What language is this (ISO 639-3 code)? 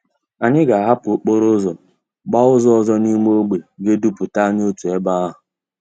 ibo